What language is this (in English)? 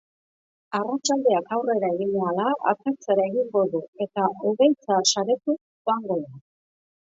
Basque